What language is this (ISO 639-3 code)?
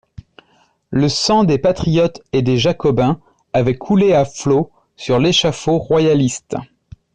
fra